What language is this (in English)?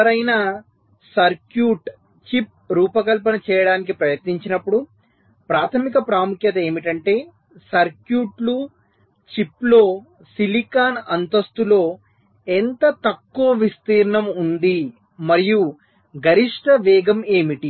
Telugu